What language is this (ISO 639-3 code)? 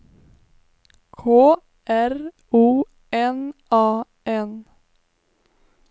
swe